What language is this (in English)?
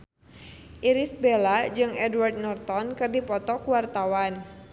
Sundanese